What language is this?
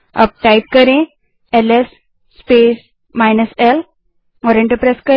Hindi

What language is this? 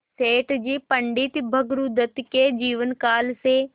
Hindi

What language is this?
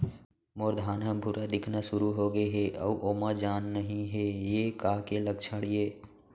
Chhattisgarhi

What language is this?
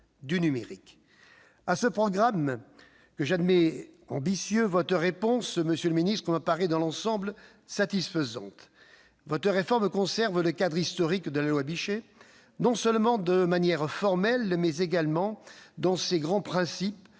French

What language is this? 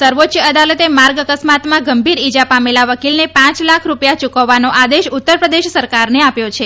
Gujarati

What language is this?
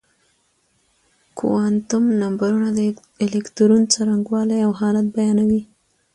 Pashto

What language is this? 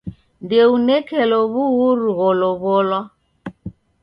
Taita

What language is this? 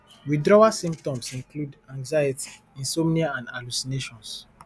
Nigerian Pidgin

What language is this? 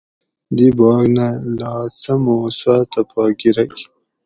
Gawri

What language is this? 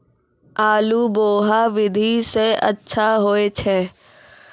Maithili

